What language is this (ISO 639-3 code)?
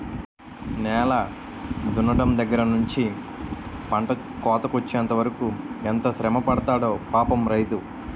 tel